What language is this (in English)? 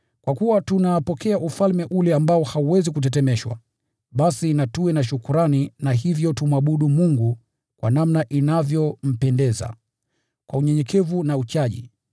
Swahili